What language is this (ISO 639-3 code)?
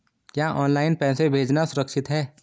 hin